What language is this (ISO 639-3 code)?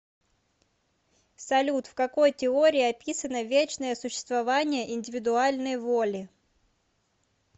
rus